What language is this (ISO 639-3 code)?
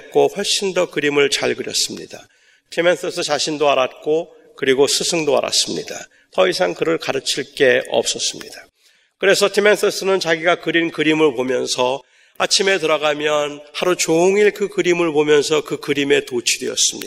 kor